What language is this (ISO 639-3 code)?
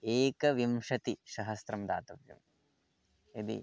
san